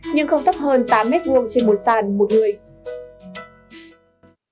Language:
Vietnamese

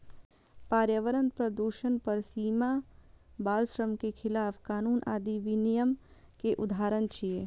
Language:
Maithili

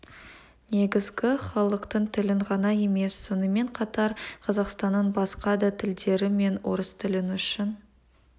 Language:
Kazakh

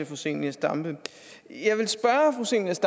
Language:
Danish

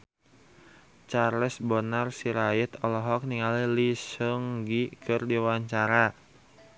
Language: Sundanese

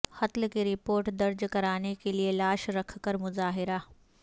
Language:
Urdu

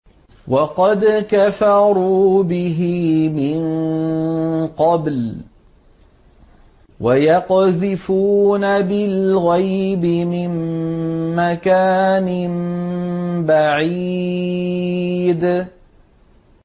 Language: Arabic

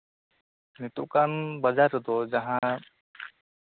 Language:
Santali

